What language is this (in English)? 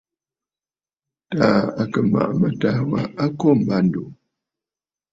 Bafut